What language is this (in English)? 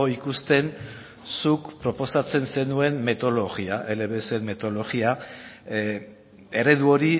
Basque